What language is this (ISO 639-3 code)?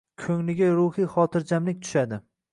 uzb